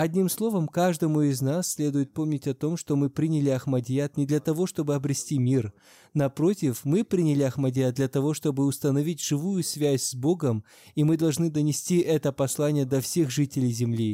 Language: Russian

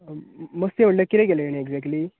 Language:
Konkani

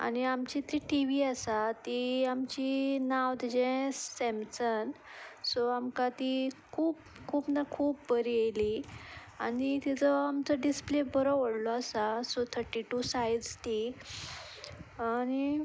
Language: Konkani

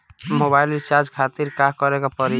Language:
Bhojpuri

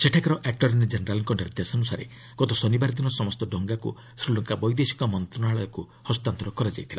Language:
Odia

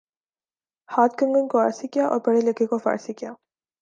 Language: Urdu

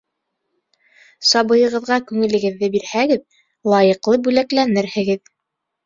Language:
Bashkir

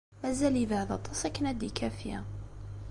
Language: Kabyle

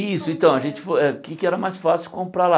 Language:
Portuguese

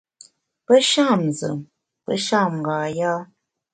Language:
Bamun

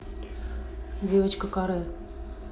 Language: Russian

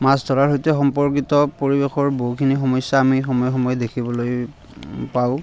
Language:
Assamese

